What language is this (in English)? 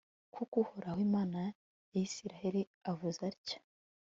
Kinyarwanda